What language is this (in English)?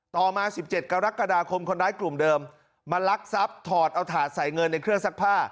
Thai